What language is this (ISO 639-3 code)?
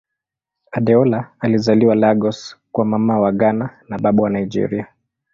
swa